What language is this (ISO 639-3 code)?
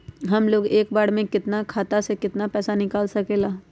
mag